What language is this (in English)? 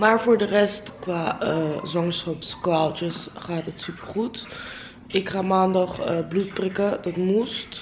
Dutch